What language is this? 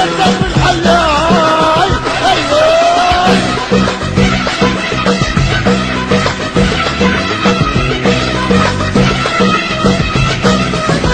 Portuguese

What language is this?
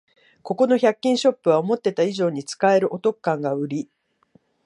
Japanese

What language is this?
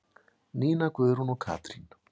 Icelandic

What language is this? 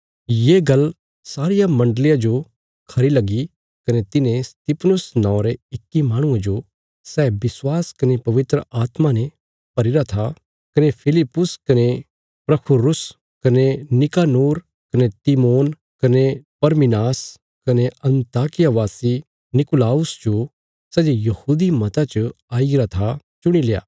Bilaspuri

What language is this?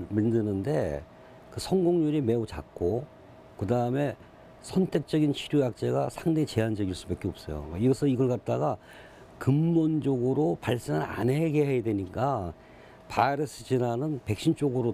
Korean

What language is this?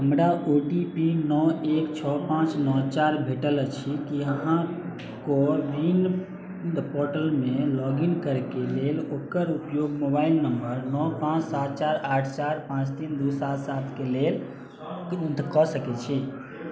Maithili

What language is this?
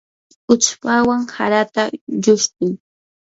Yanahuanca Pasco Quechua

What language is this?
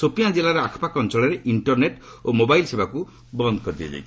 Odia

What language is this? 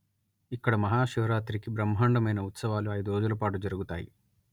Telugu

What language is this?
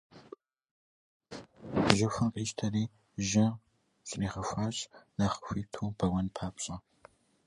Kabardian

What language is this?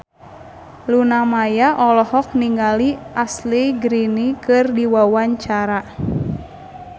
Sundanese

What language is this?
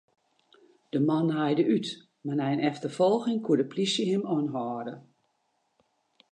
Western Frisian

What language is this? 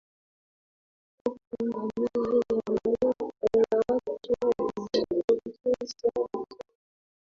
Swahili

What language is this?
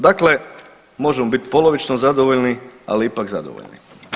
Croatian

